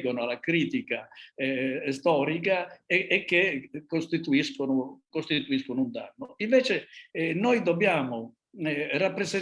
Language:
Italian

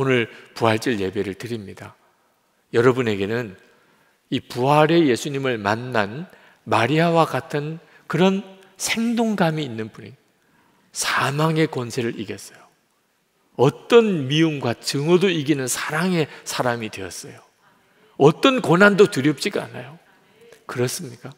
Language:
Korean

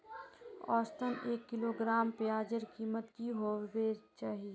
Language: Magahi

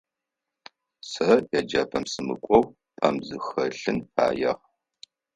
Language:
Adyghe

